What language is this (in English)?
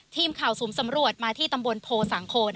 Thai